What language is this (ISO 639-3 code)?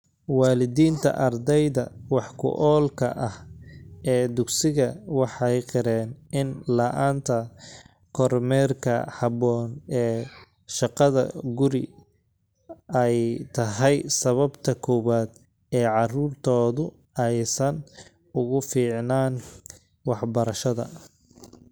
som